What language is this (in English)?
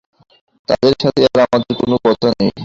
Bangla